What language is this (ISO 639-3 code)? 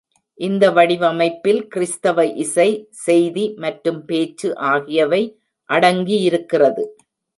tam